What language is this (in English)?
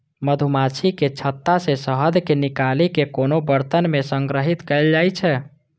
Maithili